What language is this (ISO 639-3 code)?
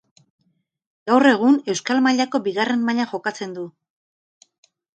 eus